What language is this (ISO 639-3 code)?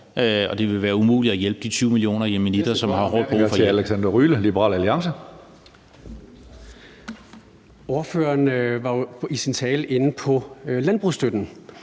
dan